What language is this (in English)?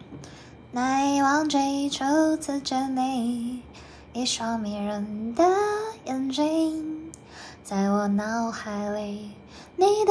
Chinese